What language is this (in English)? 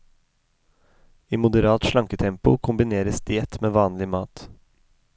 Norwegian